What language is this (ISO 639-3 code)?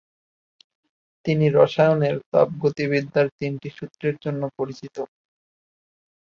ben